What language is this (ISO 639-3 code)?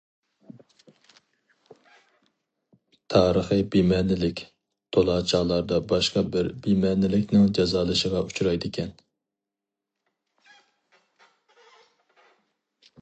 uig